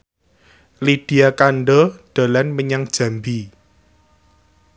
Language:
Javanese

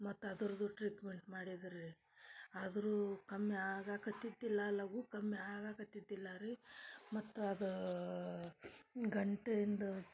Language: Kannada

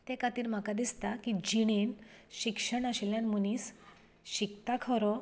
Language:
Konkani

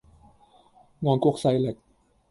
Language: Cantonese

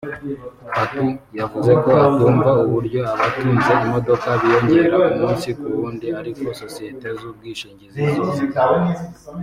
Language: Kinyarwanda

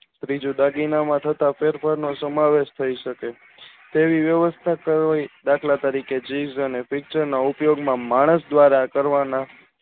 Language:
Gujarati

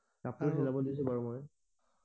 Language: Assamese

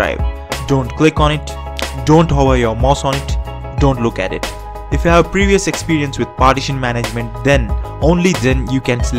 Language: English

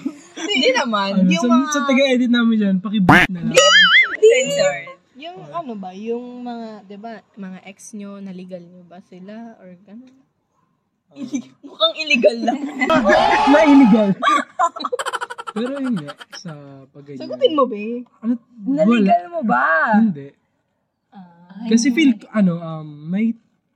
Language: Filipino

